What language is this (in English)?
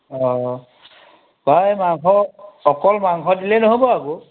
Assamese